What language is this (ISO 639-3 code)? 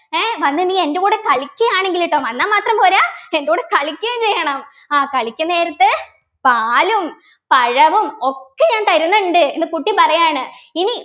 mal